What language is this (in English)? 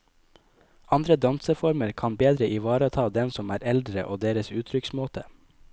Norwegian